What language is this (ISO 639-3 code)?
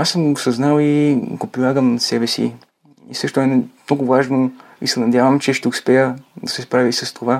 bul